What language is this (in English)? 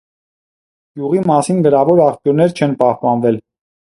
Armenian